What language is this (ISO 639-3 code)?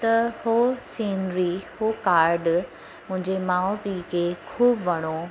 snd